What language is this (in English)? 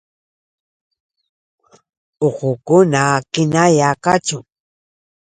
Yauyos Quechua